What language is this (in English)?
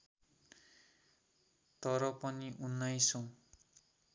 Nepali